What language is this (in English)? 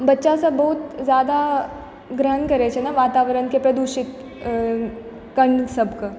Maithili